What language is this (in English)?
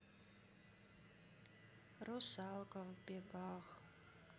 Russian